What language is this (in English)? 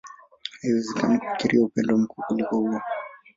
Swahili